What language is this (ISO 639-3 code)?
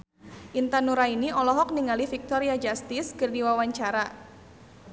sun